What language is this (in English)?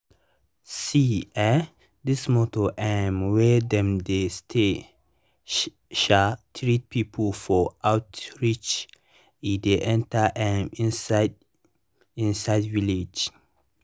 Nigerian Pidgin